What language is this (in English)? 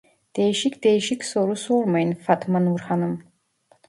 Turkish